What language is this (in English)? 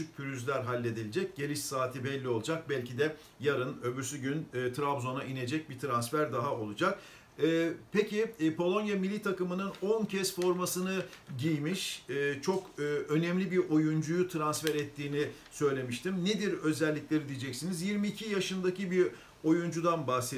Turkish